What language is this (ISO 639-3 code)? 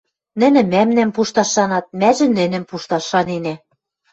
mrj